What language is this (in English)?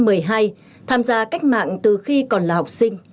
Vietnamese